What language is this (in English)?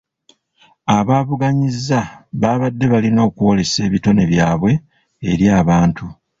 Ganda